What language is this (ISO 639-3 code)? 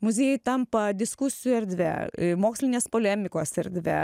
lit